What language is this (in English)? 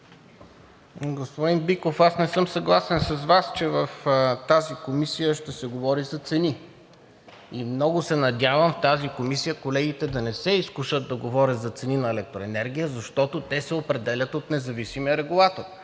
Bulgarian